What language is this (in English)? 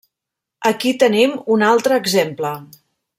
Catalan